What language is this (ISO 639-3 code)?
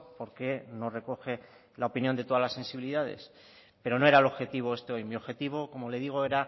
spa